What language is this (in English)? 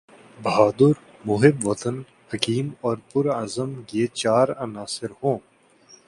Urdu